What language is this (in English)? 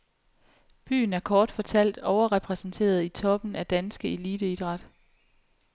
Danish